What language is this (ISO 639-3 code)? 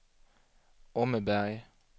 swe